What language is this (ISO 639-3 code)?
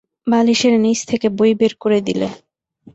ben